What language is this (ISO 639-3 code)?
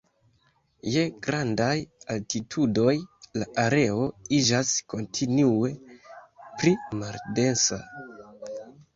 epo